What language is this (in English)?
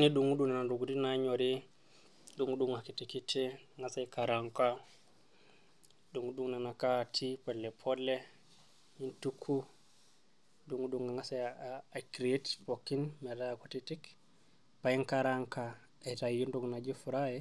Masai